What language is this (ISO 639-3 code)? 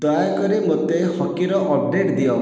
ori